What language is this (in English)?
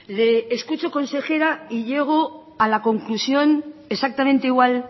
Spanish